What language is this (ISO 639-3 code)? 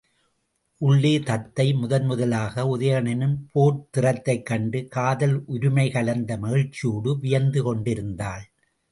tam